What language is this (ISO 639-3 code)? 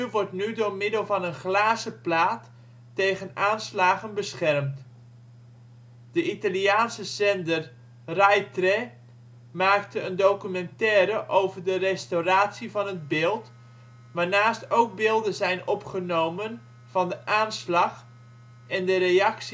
nld